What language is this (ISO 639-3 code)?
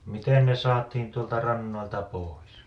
fin